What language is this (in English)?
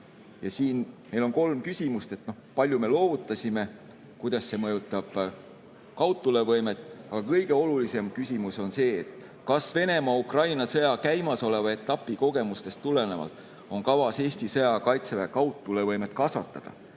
Estonian